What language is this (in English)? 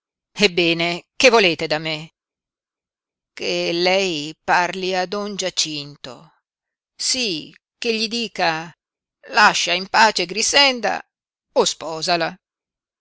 Italian